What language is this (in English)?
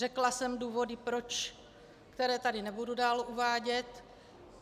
Czech